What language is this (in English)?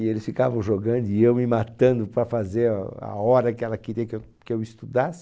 Portuguese